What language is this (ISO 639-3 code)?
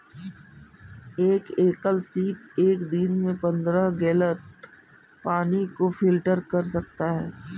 hin